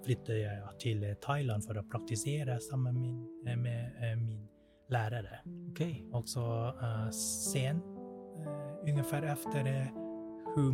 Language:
Swedish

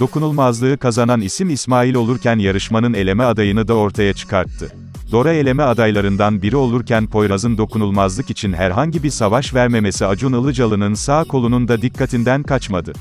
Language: Turkish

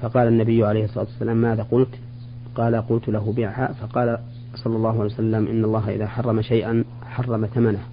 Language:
Arabic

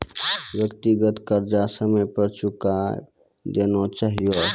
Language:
Maithili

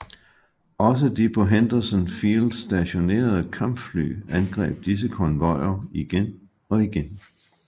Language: Danish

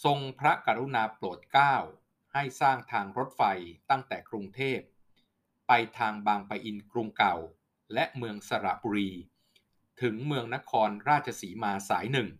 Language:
Thai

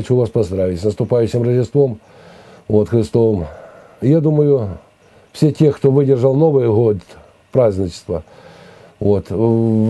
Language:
Russian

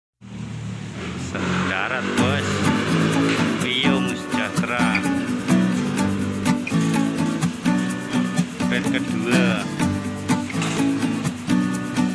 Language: Indonesian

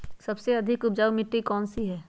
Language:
Magahi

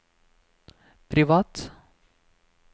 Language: Norwegian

